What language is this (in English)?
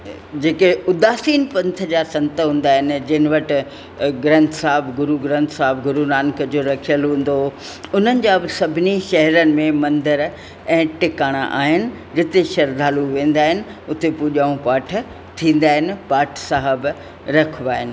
Sindhi